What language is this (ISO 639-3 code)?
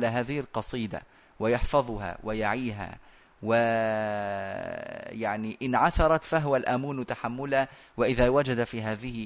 ara